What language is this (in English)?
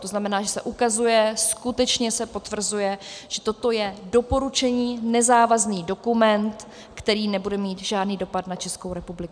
Czech